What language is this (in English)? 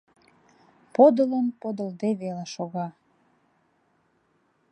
Mari